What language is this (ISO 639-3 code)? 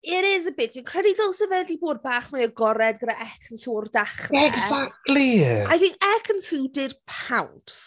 cym